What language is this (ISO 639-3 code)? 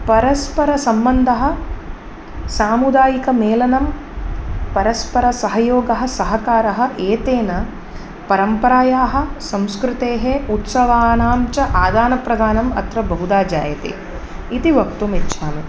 san